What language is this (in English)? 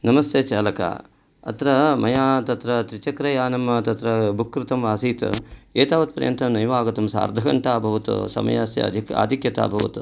Sanskrit